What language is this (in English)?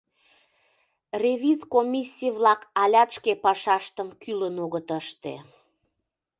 Mari